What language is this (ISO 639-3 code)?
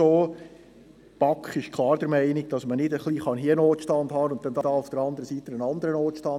gsw